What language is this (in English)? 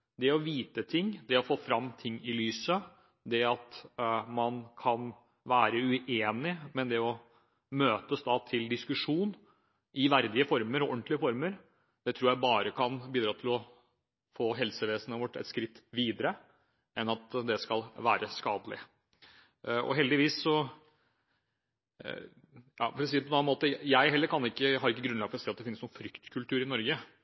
Norwegian Bokmål